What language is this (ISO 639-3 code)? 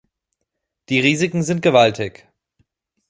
deu